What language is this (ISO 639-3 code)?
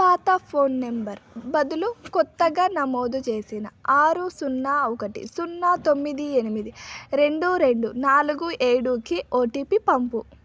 tel